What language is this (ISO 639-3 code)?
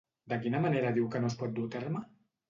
cat